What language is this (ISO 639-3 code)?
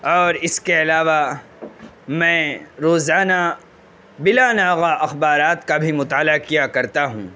urd